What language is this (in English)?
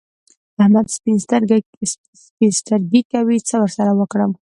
Pashto